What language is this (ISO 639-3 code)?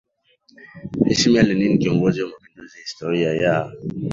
swa